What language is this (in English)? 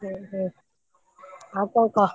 Odia